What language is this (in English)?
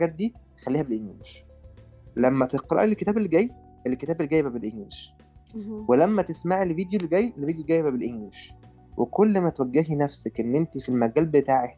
Arabic